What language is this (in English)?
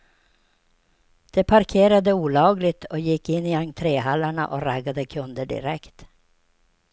Swedish